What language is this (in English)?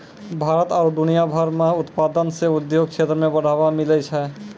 Maithili